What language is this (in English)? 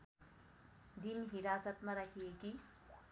Nepali